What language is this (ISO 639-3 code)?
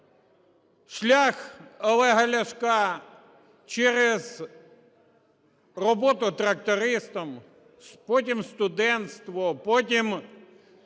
ukr